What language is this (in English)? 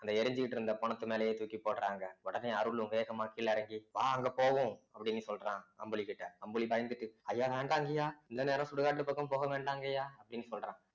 Tamil